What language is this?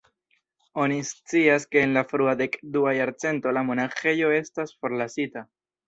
Esperanto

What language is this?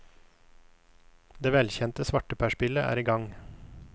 Norwegian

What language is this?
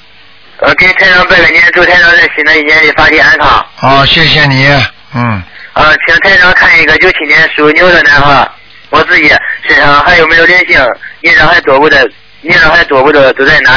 Chinese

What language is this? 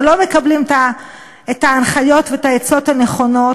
Hebrew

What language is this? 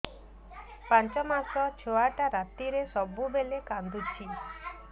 Odia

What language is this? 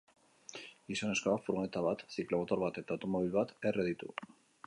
Basque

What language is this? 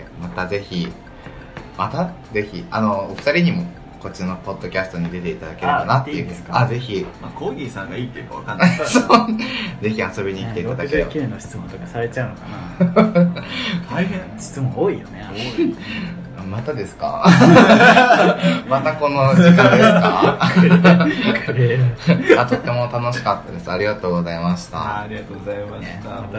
Japanese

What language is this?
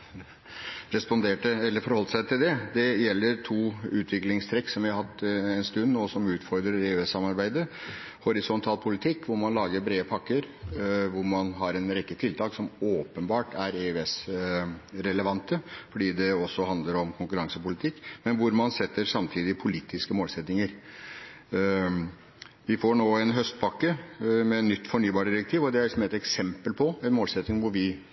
Norwegian Bokmål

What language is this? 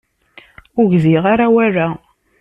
Kabyle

